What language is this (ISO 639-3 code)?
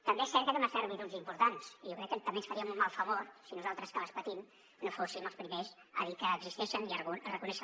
cat